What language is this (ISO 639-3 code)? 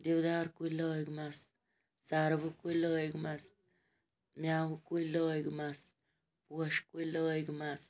kas